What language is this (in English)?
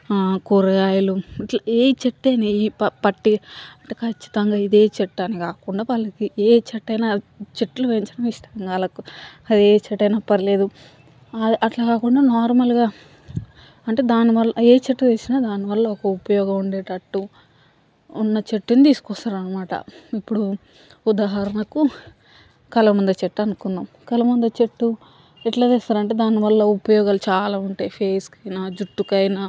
Telugu